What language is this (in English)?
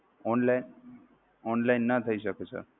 Gujarati